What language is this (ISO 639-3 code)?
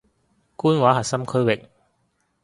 yue